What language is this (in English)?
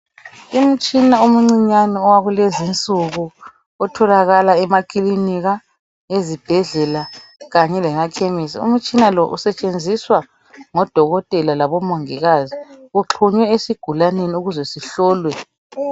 North Ndebele